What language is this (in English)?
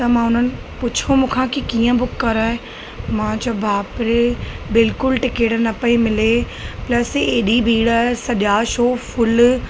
Sindhi